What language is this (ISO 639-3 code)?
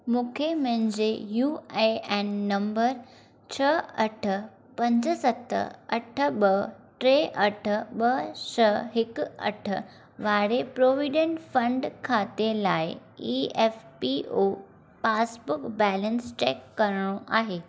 snd